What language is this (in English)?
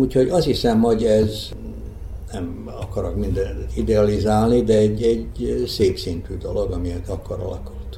Hungarian